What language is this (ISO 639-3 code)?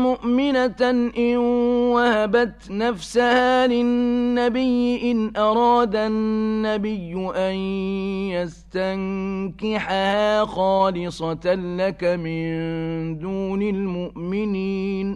ara